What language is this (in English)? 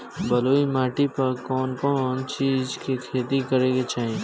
Bhojpuri